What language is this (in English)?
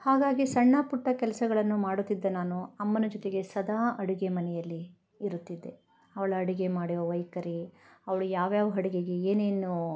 Kannada